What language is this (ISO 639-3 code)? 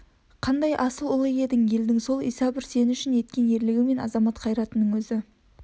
kaz